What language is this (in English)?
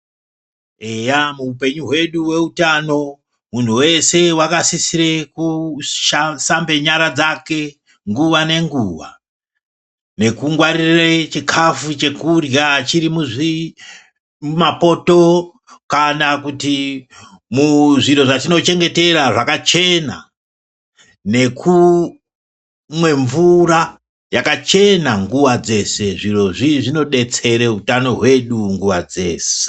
Ndau